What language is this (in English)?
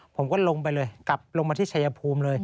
Thai